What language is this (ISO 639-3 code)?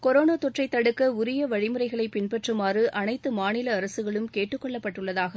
tam